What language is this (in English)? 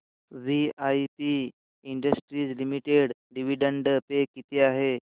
Marathi